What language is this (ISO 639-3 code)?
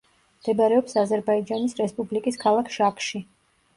kat